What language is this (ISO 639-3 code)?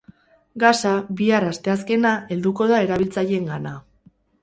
eus